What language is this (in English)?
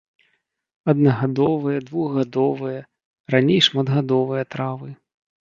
Belarusian